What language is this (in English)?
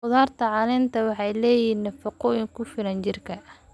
Somali